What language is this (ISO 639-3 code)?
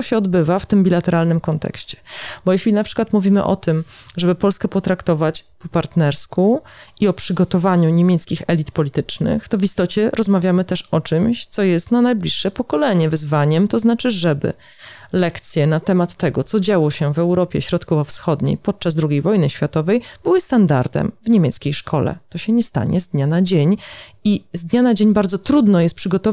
pol